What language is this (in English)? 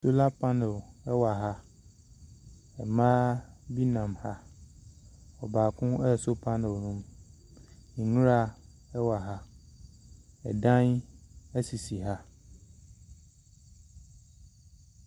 Akan